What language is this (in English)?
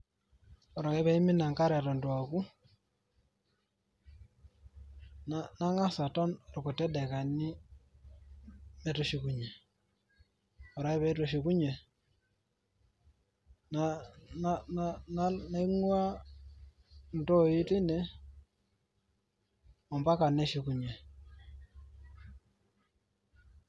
Masai